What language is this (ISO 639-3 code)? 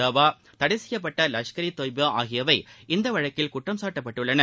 tam